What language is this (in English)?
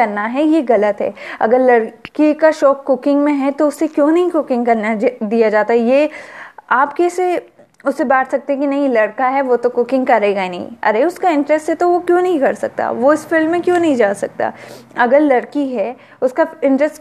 Hindi